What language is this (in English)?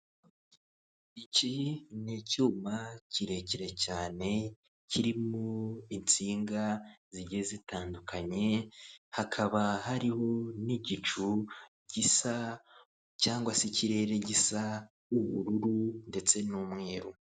Kinyarwanda